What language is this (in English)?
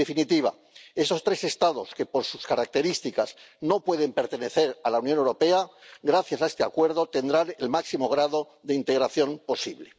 Spanish